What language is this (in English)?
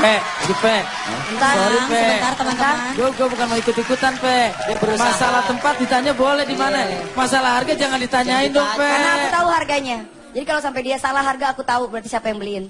Indonesian